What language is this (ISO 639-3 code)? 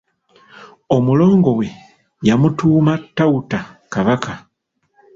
lug